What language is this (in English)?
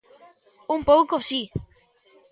Galician